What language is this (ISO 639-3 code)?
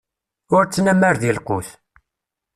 kab